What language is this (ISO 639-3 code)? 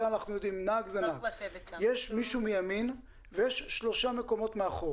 heb